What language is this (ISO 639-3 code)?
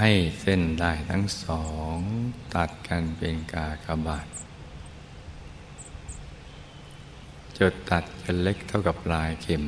tha